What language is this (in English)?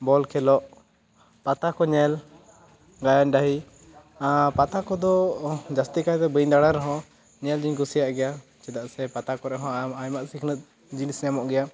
Santali